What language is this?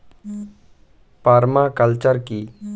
Bangla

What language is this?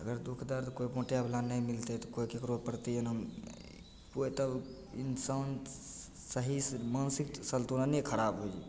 Maithili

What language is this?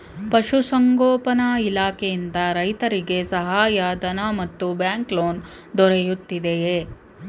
Kannada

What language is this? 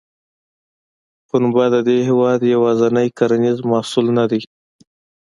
Pashto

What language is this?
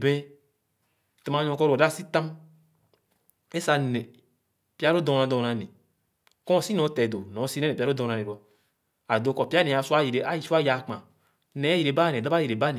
Khana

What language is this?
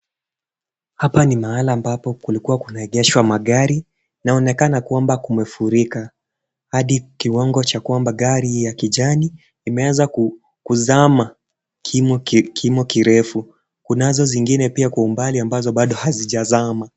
Swahili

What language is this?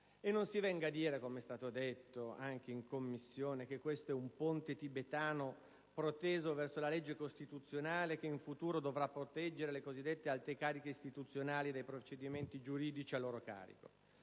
Italian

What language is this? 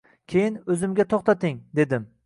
Uzbek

